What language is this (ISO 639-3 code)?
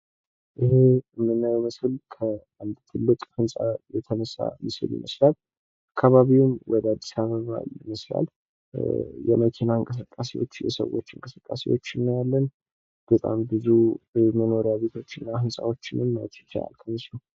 amh